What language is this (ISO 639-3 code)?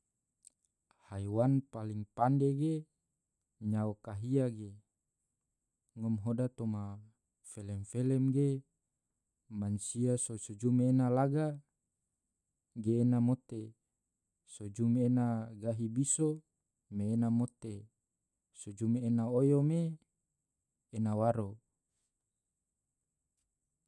tvo